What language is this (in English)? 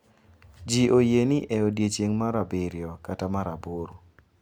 Luo (Kenya and Tanzania)